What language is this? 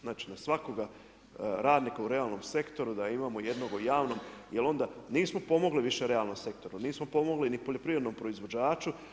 Croatian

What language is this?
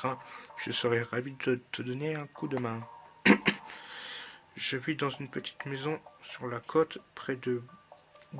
French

